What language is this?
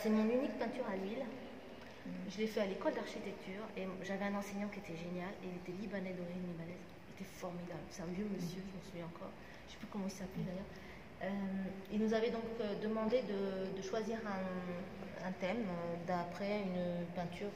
French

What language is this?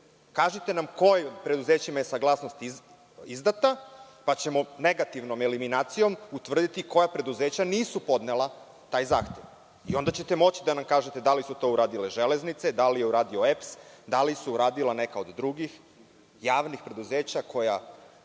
Serbian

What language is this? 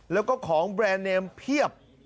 Thai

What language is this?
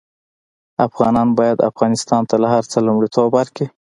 Pashto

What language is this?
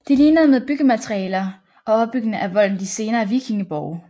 Danish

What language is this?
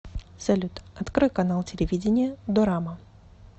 Russian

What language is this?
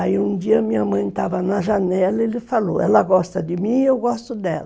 Portuguese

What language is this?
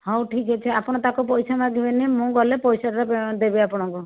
Odia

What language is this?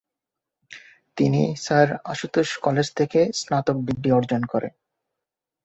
Bangla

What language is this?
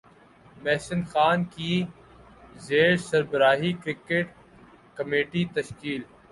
Urdu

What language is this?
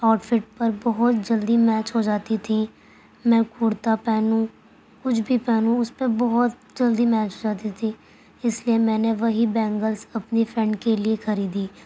Urdu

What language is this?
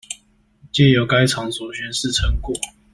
Chinese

